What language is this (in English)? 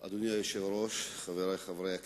Hebrew